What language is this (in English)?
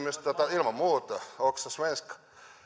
Finnish